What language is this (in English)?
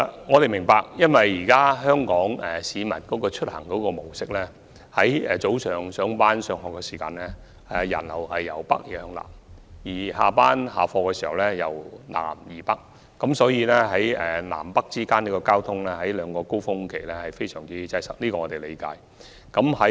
Cantonese